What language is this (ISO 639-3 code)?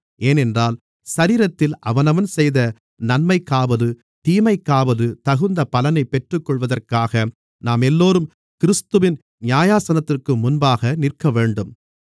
tam